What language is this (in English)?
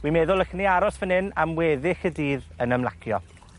Welsh